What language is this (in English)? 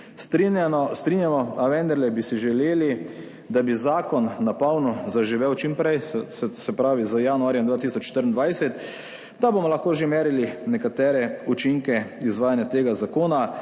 Slovenian